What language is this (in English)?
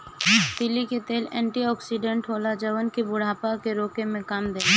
Bhojpuri